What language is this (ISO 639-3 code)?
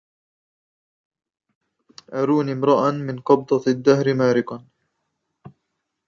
ara